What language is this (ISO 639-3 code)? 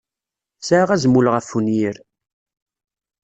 kab